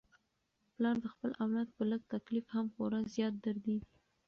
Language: Pashto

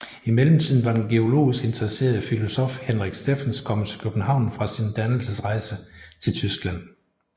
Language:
Danish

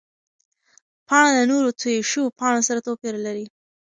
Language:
Pashto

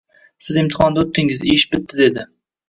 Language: Uzbek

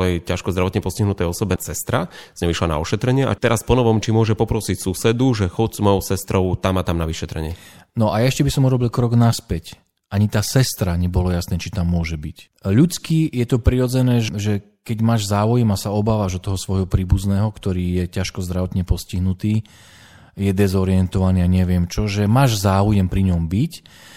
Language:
Slovak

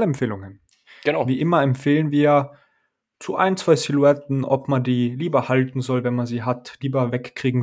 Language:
German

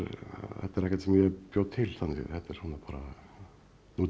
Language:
Icelandic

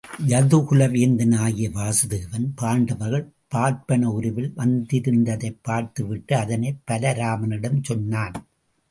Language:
Tamil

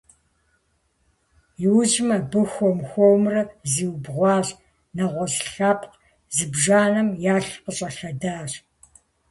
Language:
Kabardian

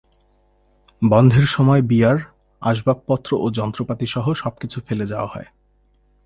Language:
Bangla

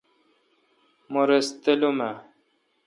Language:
Kalkoti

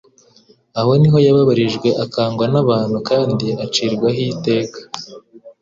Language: Kinyarwanda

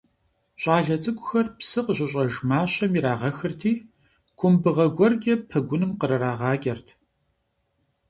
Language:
Kabardian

